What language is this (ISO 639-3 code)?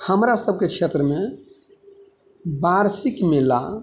mai